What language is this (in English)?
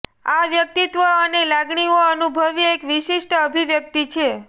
Gujarati